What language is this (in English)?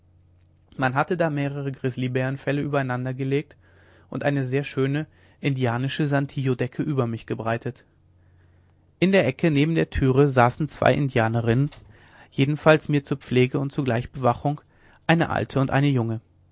German